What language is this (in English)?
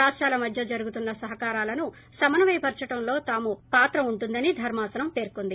Telugu